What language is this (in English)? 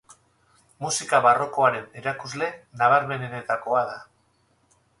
Basque